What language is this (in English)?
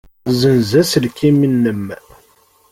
Kabyle